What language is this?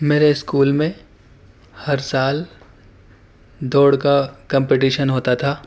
Urdu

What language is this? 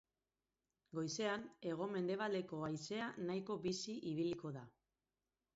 Basque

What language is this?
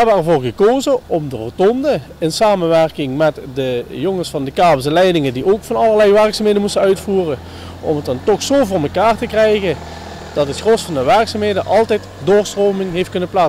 Dutch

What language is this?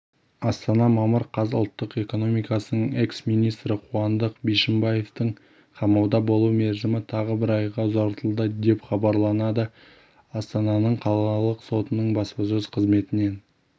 Kazakh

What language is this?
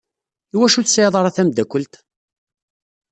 Kabyle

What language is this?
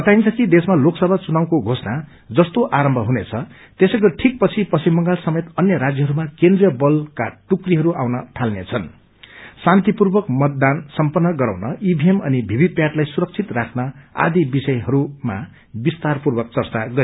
Nepali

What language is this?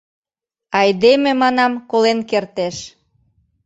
Mari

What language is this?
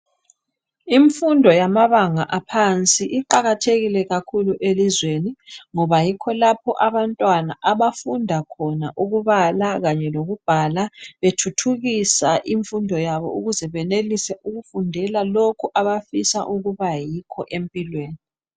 North Ndebele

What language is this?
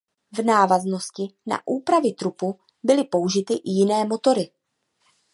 Czech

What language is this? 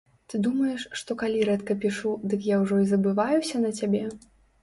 Belarusian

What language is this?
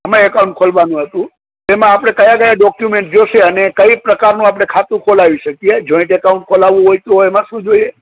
Gujarati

